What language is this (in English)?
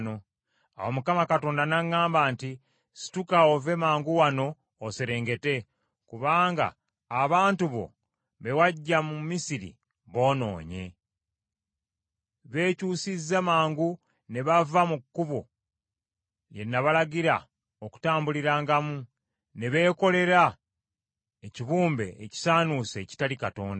Ganda